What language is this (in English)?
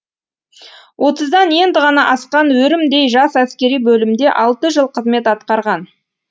Kazakh